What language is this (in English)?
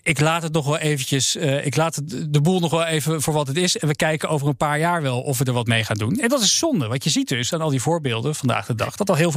Dutch